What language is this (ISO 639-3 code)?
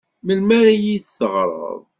kab